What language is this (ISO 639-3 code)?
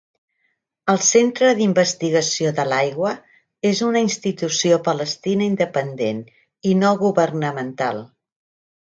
cat